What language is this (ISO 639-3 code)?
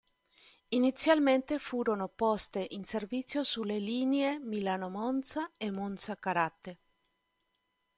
ita